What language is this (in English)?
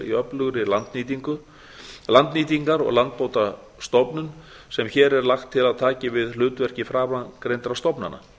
Icelandic